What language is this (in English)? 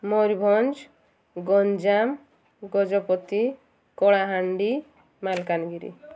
Odia